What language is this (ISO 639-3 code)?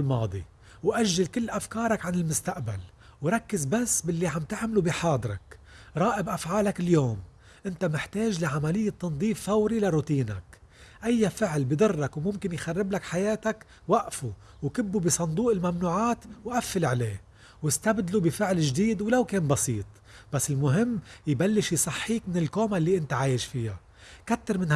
ara